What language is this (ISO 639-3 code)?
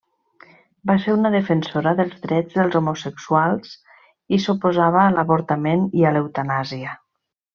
cat